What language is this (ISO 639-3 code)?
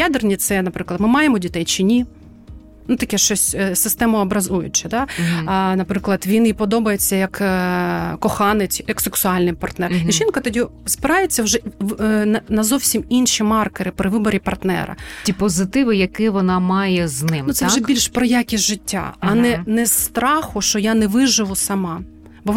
ukr